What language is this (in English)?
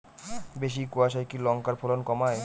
Bangla